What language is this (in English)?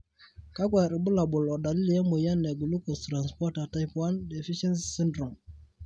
Masai